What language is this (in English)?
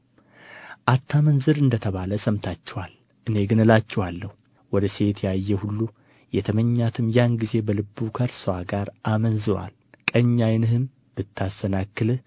Amharic